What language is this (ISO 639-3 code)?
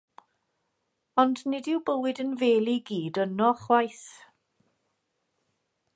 cym